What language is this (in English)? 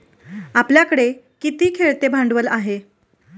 Marathi